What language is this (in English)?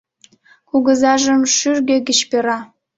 Mari